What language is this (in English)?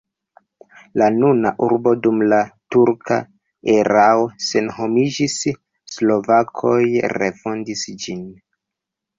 Esperanto